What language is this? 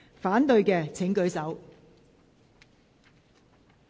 Cantonese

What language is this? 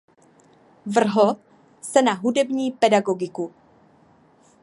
Czech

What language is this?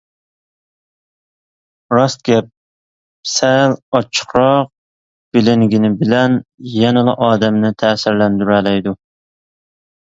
Uyghur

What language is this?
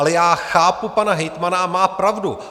Czech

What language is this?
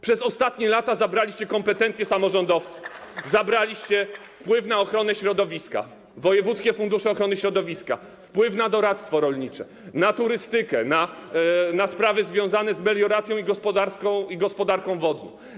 Polish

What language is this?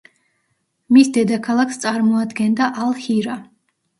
Georgian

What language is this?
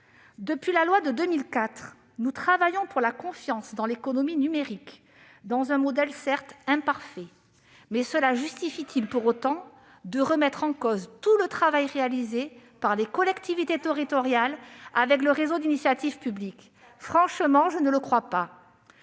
French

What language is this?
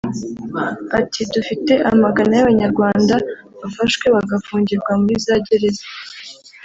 Kinyarwanda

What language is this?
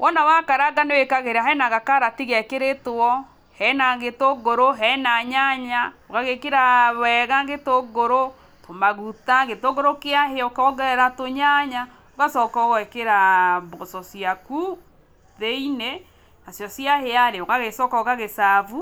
Kikuyu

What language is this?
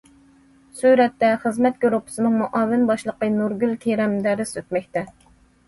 Uyghur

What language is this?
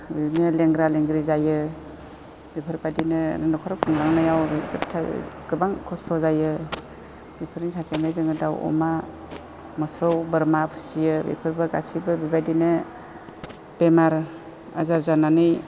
Bodo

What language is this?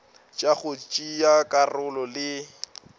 Northern Sotho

